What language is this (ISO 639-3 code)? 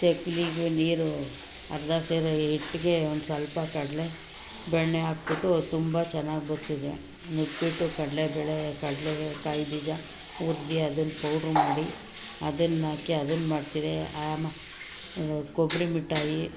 kan